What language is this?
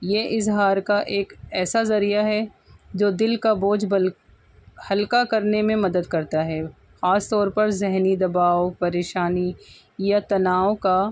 Urdu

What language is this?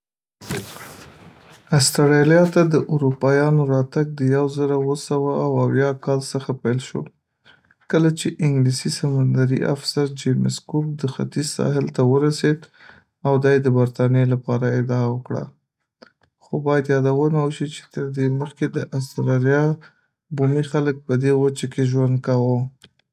Pashto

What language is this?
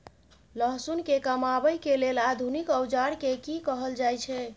Maithili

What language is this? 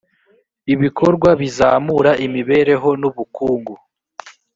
Kinyarwanda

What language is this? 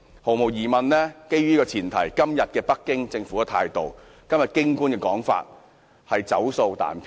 Cantonese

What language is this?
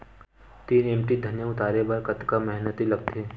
Chhattisgarhi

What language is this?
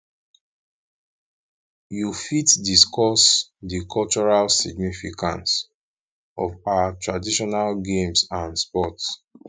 Nigerian Pidgin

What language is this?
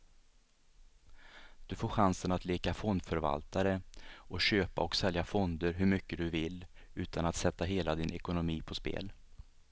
Swedish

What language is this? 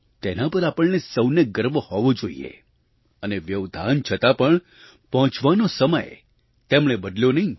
Gujarati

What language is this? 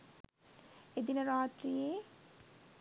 Sinhala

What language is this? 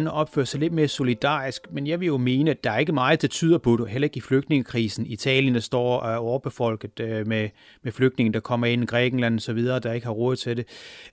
Danish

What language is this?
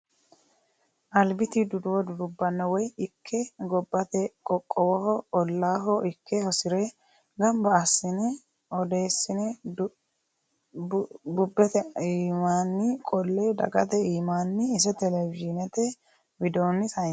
Sidamo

